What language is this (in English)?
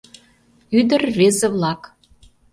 Mari